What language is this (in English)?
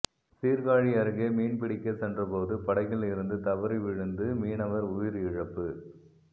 Tamil